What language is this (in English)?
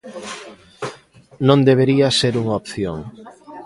Galician